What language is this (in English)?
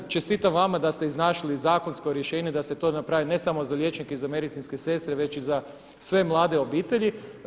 Croatian